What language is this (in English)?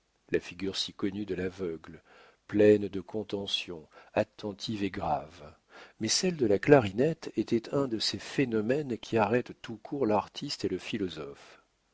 French